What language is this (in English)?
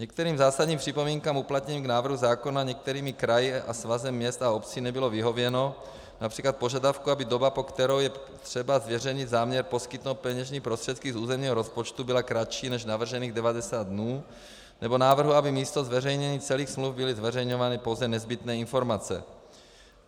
Czech